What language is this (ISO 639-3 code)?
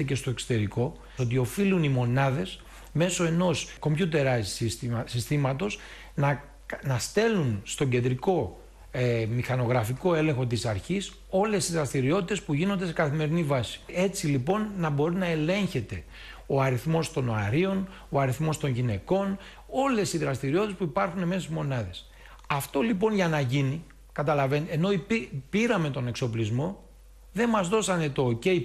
ell